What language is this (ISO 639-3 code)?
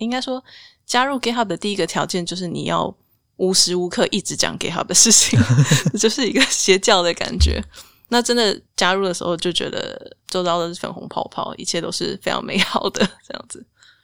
zho